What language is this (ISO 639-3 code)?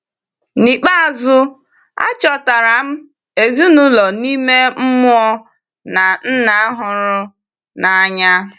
ibo